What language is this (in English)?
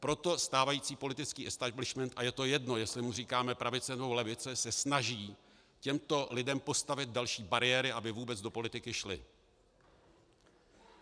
Czech